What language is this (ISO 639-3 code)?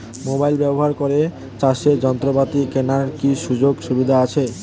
ben